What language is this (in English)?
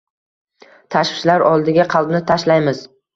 Uzbek